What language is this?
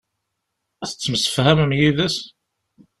Kabyle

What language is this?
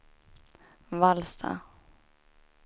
Swedish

